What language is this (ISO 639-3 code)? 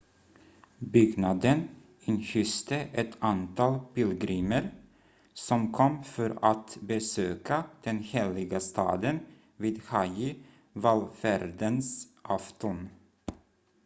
swe